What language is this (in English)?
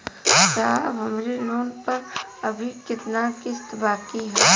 Bhojpuri